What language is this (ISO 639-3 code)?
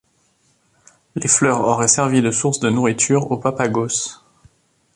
fra